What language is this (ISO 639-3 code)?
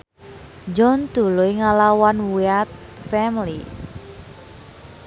sun